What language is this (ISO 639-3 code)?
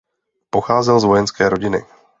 ces